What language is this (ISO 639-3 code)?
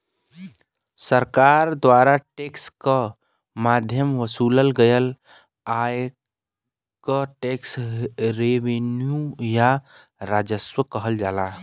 bho